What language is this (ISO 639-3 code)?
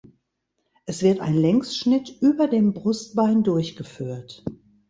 deu